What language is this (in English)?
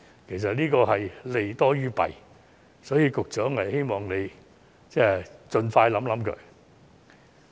Cantonese